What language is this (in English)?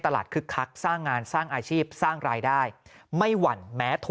Thai